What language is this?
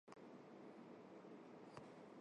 Armenian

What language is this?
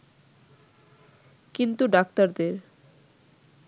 Bangla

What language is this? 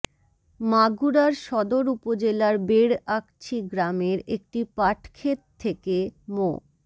Bangla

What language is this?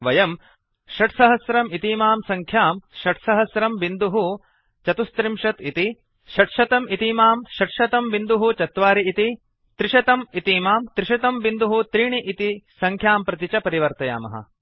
Sanskrit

